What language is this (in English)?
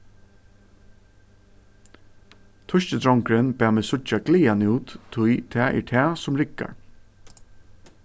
Faroese